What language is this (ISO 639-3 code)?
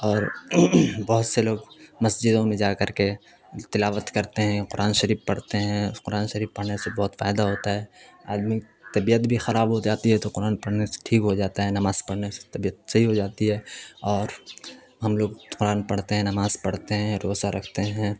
urd